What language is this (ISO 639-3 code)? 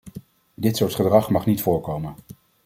nld